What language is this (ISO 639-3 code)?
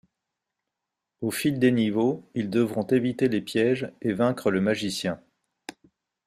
fra